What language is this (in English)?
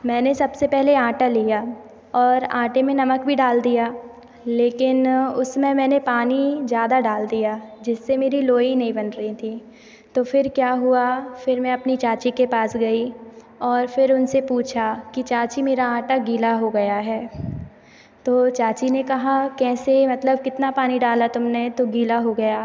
Hindi